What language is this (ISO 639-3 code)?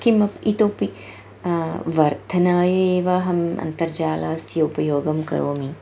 san